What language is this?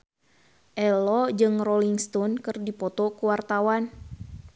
Sundanese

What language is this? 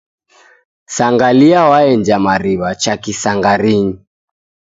Taita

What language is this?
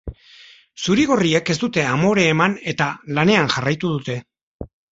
Basque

